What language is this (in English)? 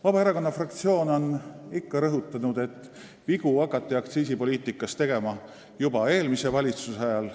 Estonian